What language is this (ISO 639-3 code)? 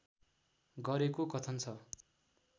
nep